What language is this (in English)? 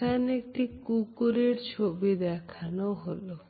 Bangla